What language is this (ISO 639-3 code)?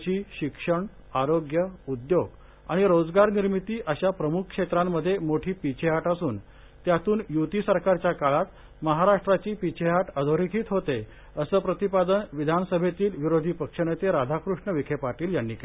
mar